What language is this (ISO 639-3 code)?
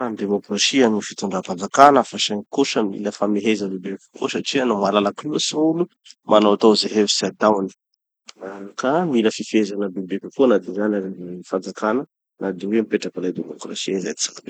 txy